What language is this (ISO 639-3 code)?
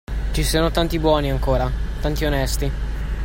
ita